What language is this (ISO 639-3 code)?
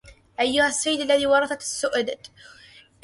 ara